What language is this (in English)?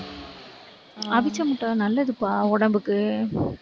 Tamil